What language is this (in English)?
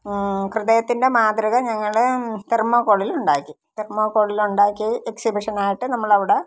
Malayalam